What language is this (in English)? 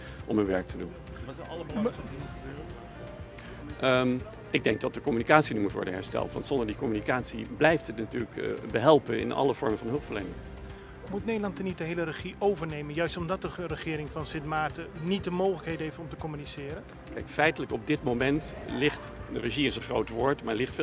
Dutch